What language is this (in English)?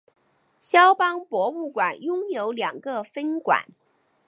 Chinese